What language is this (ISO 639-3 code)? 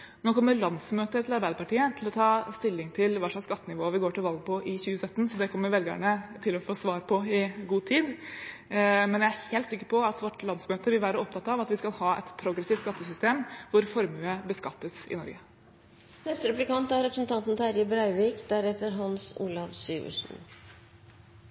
nor